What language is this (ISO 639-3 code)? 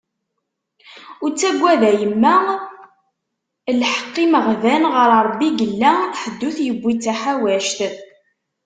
kab